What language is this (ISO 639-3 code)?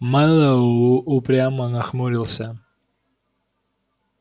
rus